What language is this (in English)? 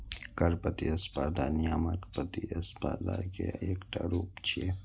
Maithili